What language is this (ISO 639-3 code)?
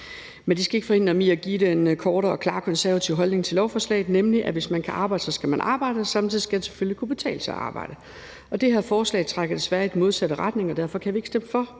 dan